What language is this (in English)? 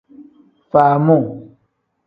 Tem